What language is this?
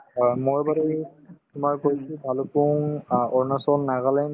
Assamese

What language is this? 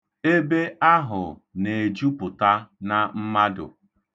Igbo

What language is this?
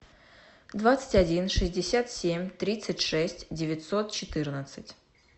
Russian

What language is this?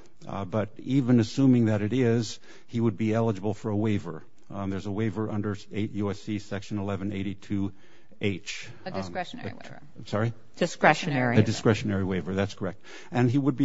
English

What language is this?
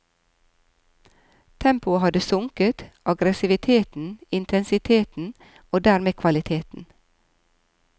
Norwegian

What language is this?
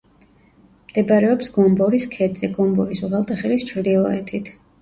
Georgian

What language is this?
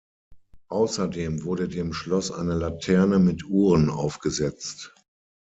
German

